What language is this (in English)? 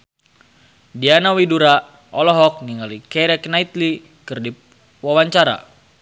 Sundanese